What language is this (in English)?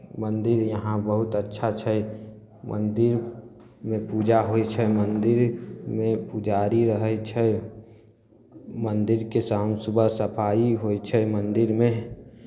Maithili